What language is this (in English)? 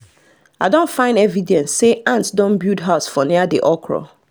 Nigerian Pidgin